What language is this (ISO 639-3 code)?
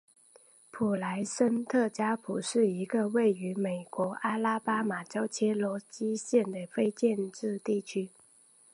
zho